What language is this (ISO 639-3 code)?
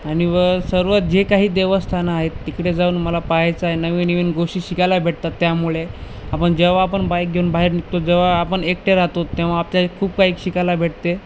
mar